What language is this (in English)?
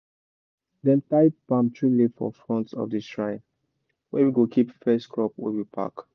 Nigerian Pidgin